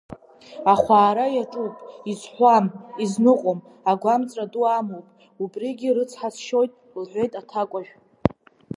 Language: Abkhazian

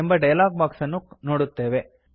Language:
Kannada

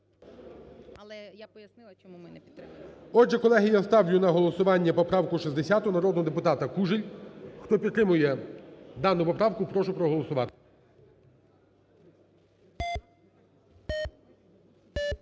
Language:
Ukrainian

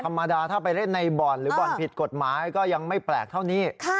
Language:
Thai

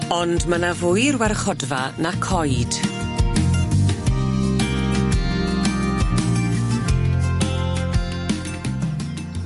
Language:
Welsh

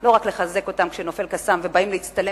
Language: Hebrew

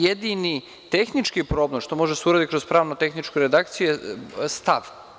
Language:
Serbian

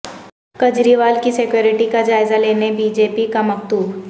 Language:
Urdu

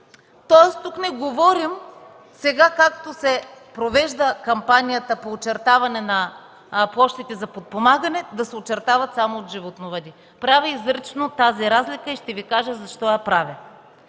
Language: Bulgarian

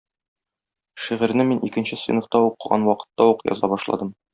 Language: Tatar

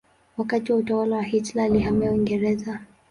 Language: Swahili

